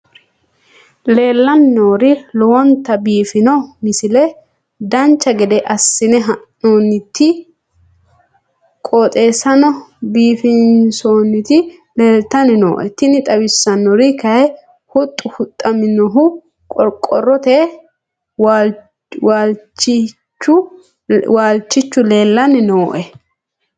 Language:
Sidamo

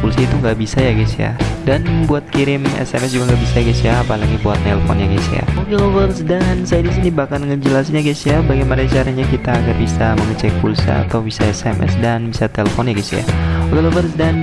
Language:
Indonesian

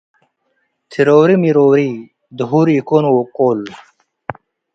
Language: Tigre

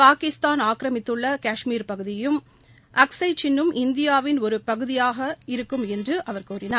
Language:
Tamil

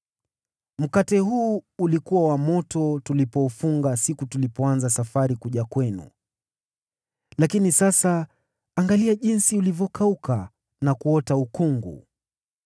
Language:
Swahili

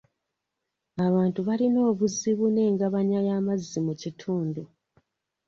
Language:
Ganda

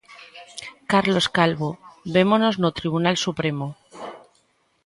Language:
Galician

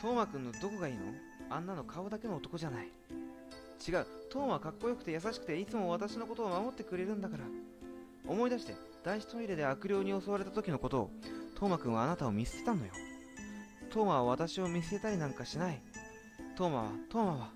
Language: Japanese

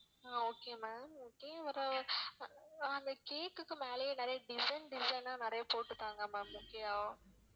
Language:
Tamil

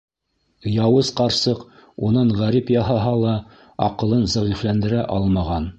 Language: Bashkir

